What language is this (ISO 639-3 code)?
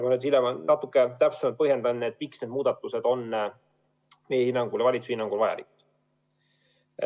est